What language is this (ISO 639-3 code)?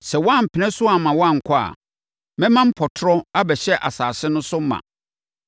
aka